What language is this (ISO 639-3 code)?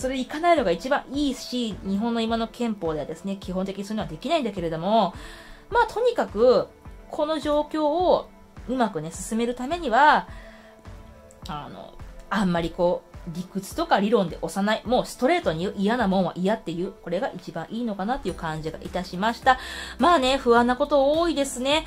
jpn